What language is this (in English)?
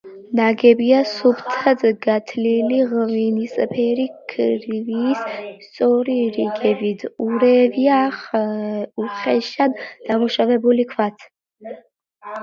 Georgian